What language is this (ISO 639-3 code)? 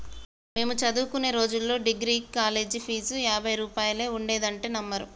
tel